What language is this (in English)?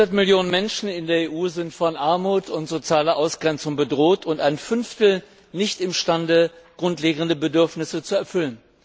German